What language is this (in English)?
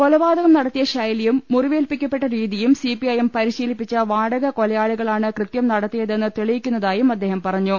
Malayalam